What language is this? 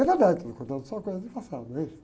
Portuguese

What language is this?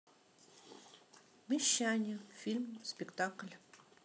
Russian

